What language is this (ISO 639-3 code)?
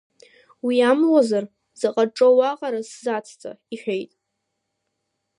abk